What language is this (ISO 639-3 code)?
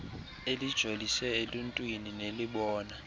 xho